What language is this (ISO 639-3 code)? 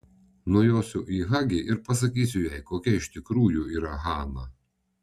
lit